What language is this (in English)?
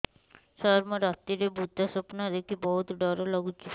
Odia